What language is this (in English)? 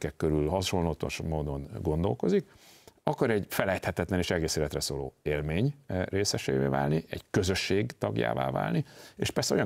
Hungarian